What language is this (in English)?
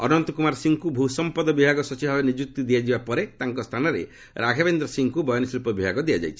Odia